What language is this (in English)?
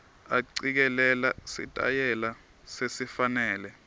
Swati